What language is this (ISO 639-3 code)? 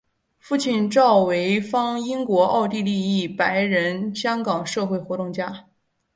zho